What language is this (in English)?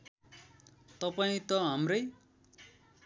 Nepali